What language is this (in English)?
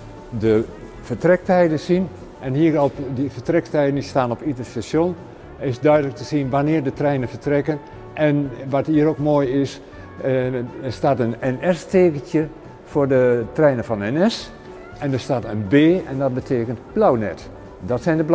Dutch